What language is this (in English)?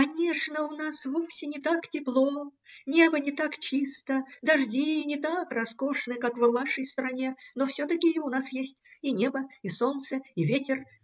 Russian